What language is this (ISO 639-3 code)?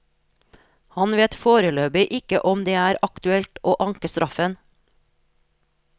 nor